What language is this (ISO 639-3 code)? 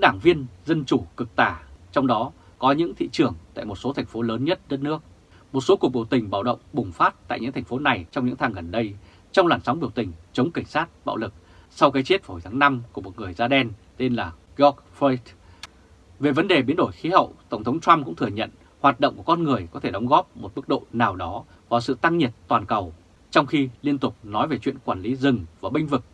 vie